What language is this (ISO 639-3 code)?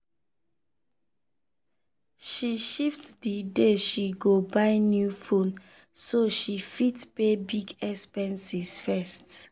pcm